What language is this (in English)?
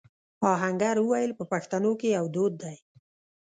Pashto